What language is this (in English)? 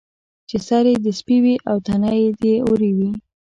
Pashto